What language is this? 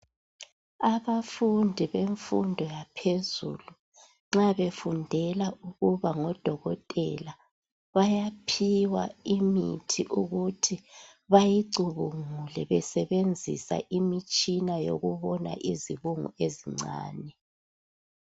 North Ndebele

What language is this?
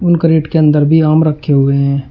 Hindi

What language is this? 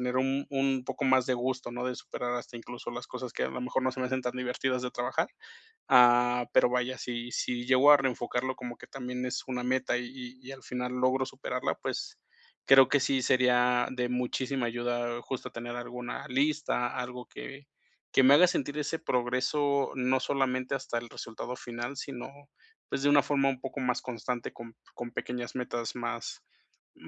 Spanish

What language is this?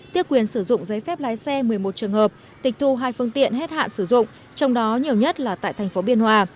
Vietnamese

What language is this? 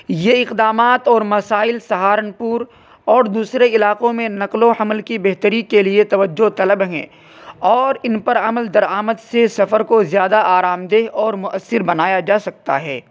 Urdu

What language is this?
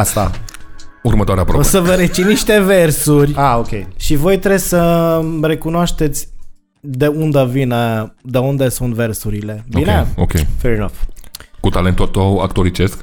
Romanian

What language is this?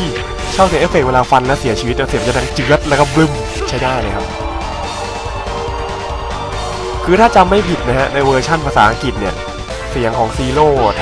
Thai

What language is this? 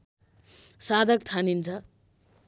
Nepali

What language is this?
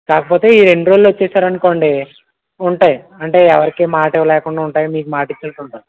Telugu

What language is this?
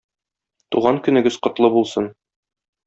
Tatar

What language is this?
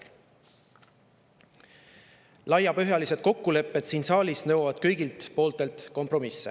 Estonian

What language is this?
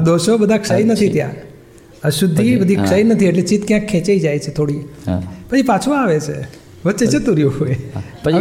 Gujarati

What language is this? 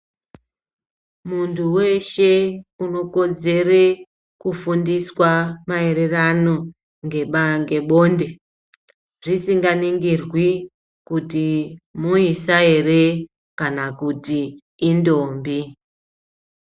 Ndau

